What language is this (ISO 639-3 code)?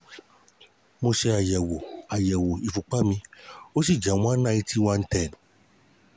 yor